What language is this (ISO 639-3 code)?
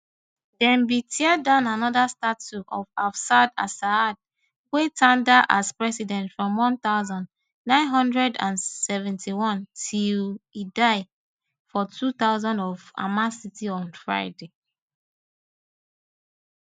pcm